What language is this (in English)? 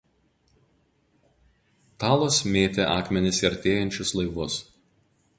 Lithuanian